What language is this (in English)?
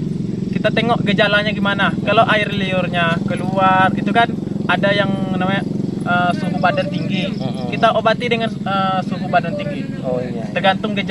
Indonesian